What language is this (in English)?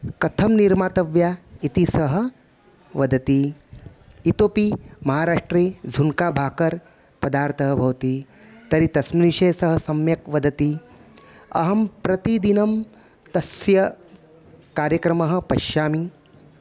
Sanskrit